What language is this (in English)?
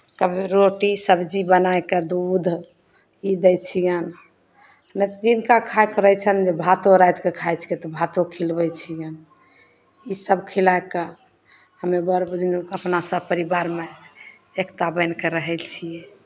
Maithili